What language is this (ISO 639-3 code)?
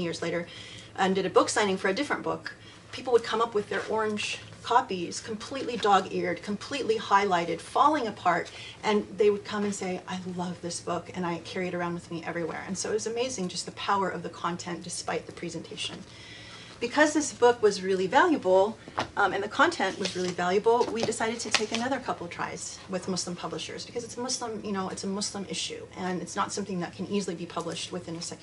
eng